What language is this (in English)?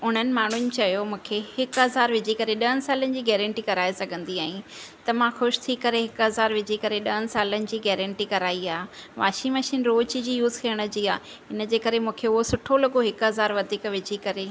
Sindhi